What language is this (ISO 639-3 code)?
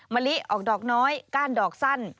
tha